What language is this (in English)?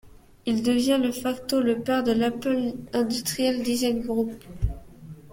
French